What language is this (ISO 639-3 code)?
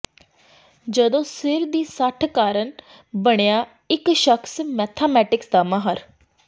pan